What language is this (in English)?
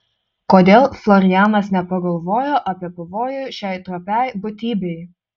Lithuanian